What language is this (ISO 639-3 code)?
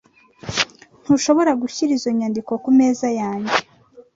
kin